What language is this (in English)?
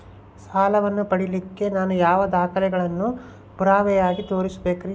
Kannada